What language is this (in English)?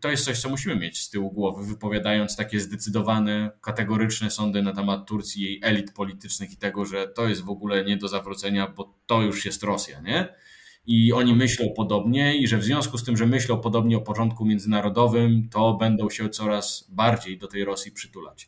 Polish